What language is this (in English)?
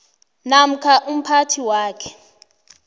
South Ndebele